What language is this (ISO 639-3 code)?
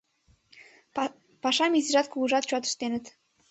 chm